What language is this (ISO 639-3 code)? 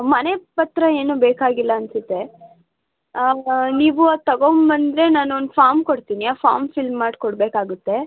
kan